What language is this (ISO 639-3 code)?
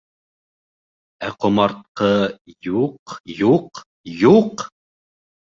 bak